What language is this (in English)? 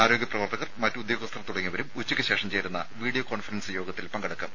Malayalam